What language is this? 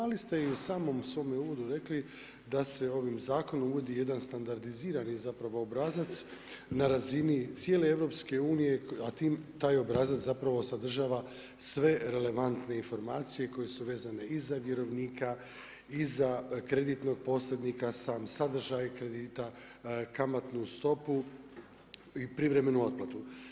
Croatian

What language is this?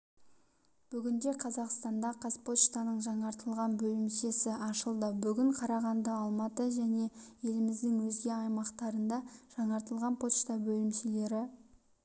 Kazakh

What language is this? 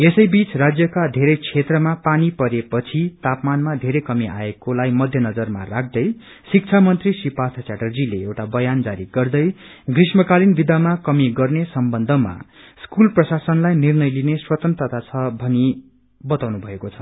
Nepali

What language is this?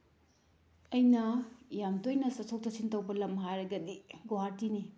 Manipuri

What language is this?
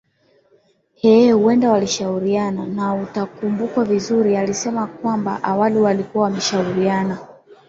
Swahili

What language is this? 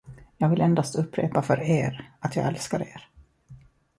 Swedish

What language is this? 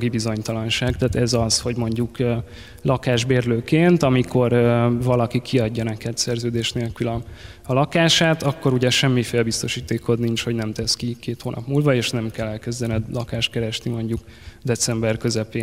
Hungarian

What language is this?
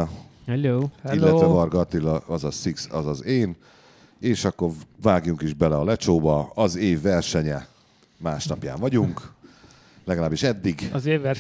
Hungarian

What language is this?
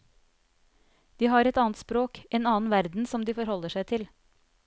Norwegian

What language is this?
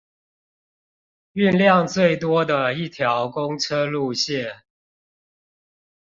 Chinese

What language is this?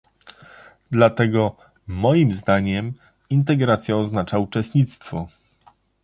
Polish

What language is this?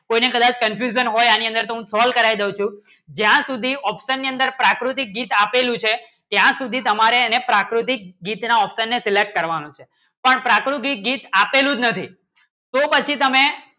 Gujarati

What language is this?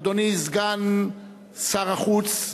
Hebrew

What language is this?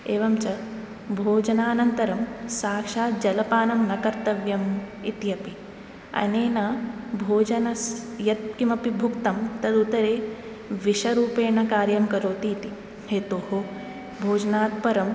Sanskrit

